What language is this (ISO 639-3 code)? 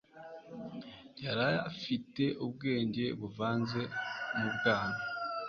kin